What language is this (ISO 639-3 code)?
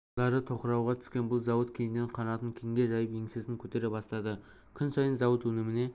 kaz